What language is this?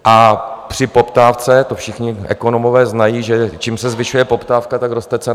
Czech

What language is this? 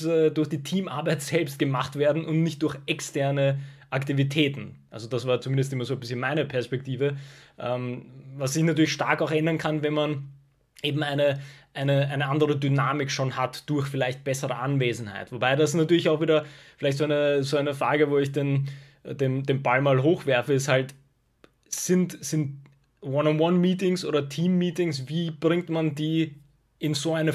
German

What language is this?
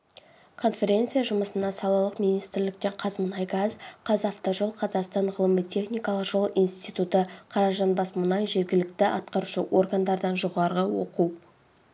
Kazakh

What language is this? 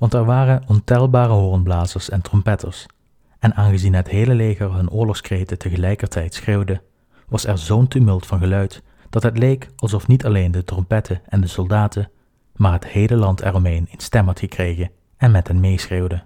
Dutch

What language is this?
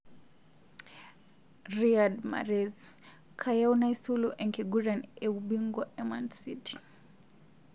Masai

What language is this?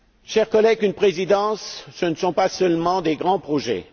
French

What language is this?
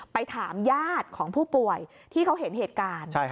Thai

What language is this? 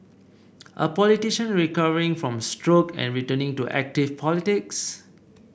English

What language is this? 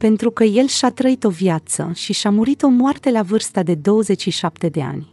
Romanian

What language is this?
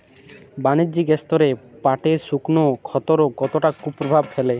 Bangla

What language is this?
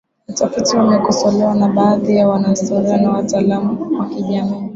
Swahili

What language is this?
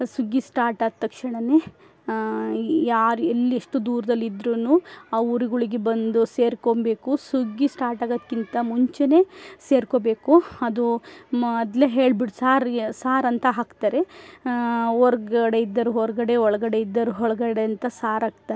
Kannada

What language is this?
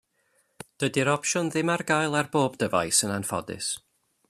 Welsh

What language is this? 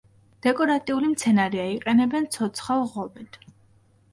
Georgian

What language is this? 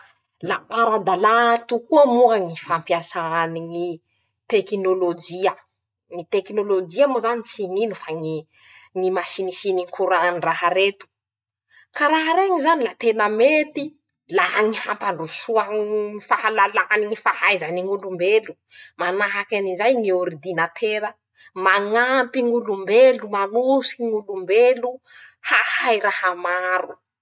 Masikoro Malagasy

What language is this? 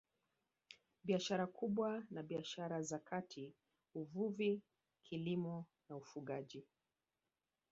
Swahili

